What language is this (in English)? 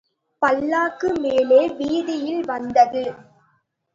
Tamil